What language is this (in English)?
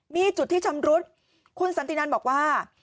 Thai